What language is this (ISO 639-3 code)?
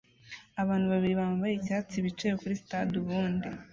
kin